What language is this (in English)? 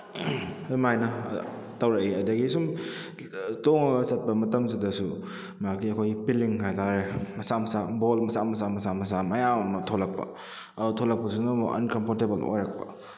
Manipuri